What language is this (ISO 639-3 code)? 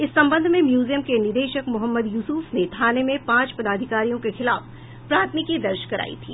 hin